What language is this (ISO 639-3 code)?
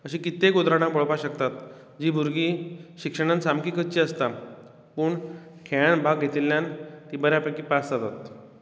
kok